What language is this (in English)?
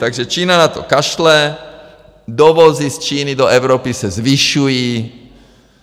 Czech